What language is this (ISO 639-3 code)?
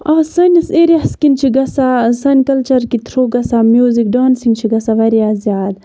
kas